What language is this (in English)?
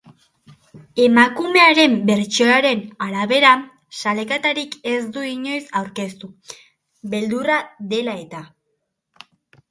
Basque